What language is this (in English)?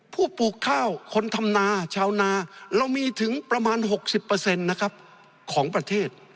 Thai